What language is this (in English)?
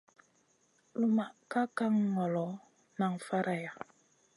Masana